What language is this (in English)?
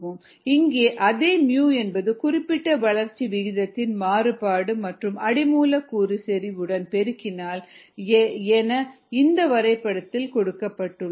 Tamil